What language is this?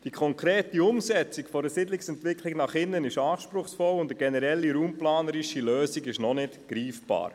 Swiss German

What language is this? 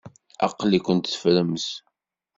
Kabyle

